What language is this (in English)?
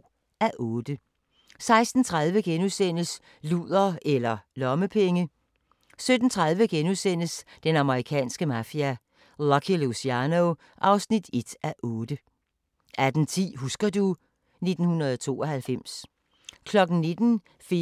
Danish